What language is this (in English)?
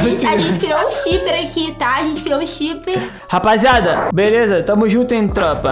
Portuguese